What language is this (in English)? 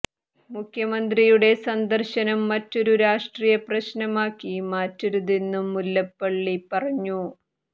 Malayalam